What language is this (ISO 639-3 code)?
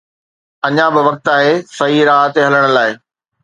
snd